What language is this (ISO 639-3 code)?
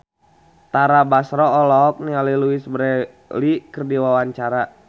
sun